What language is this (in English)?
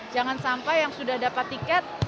Indonesian